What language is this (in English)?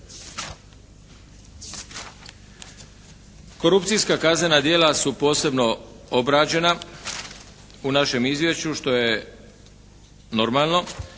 Croatian